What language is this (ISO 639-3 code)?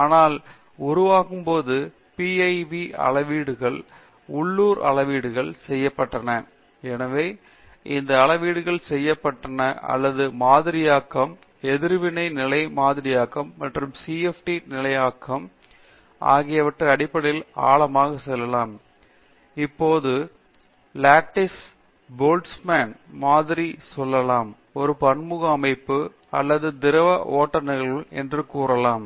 tam